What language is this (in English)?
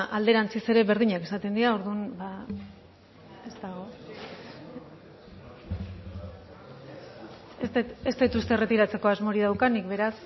Basque